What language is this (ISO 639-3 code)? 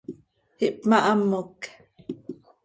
sei